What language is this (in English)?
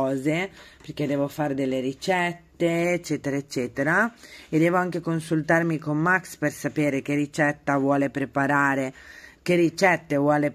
Italian